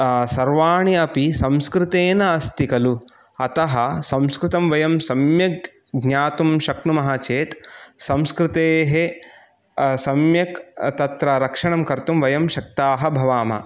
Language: Sanskrit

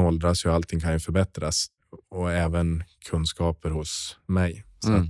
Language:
Swedish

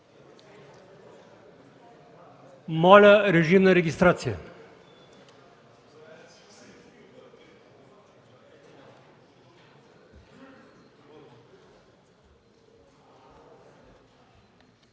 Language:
Bulgarian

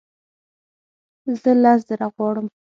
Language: Pashto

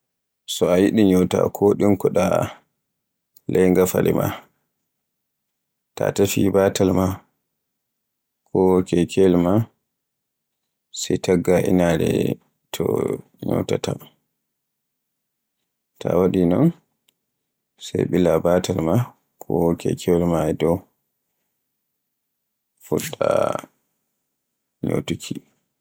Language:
Borgu Fulfulde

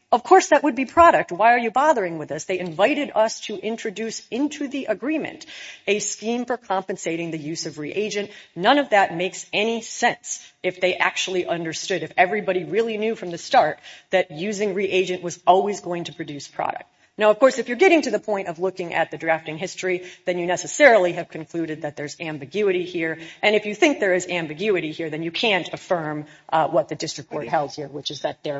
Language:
English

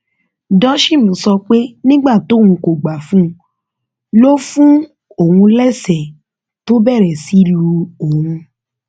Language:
Yoruba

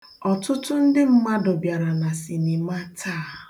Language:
Igbo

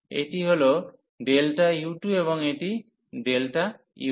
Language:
Bangla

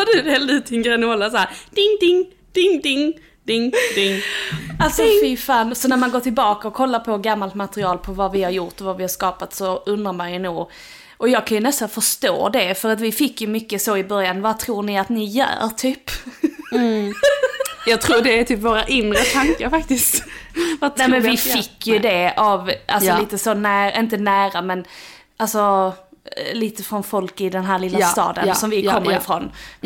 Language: Swedish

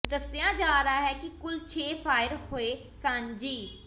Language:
Punjabi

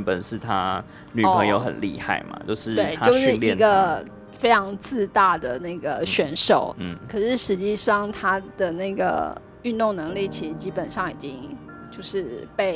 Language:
Chinese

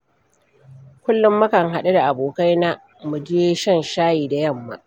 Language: Hausa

